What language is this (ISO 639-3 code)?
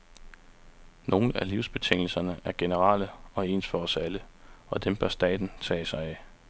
dan